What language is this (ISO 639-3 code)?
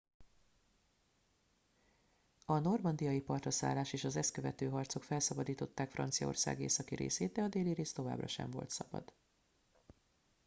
hun